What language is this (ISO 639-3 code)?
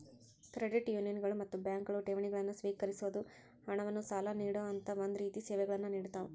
kan